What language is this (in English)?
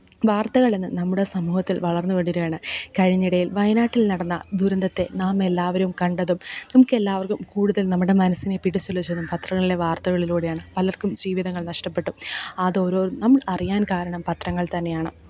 Malayalam